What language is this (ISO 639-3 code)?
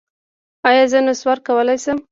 pus